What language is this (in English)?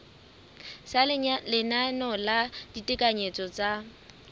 Southern Sotho